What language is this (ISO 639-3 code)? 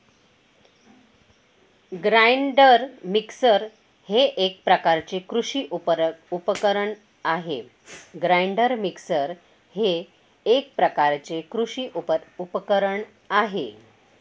mar